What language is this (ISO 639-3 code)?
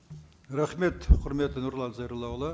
kaz